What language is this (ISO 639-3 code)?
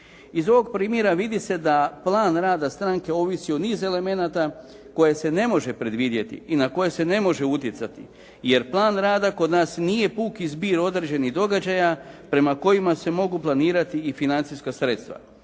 hrv